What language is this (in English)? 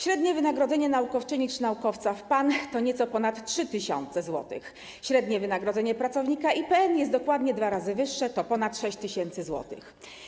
Polish